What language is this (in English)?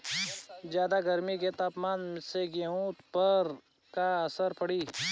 Bhojpuri